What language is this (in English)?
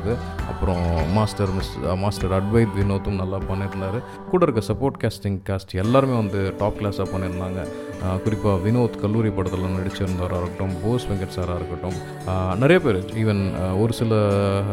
Tamil